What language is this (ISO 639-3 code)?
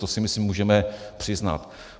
ces